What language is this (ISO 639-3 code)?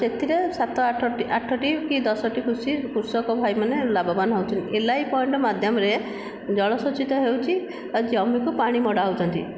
ori